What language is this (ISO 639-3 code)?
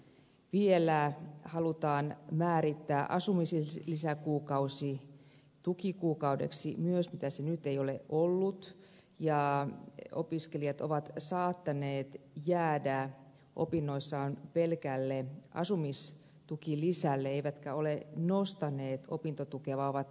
fin